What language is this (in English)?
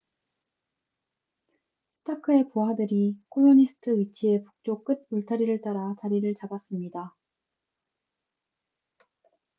Korean